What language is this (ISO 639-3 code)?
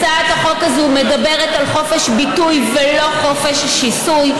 heb